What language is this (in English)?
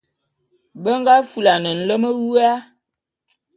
Bulu